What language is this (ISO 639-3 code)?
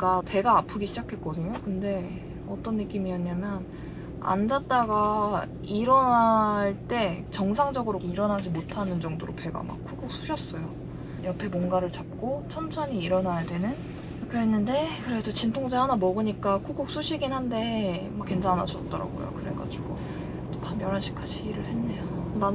kor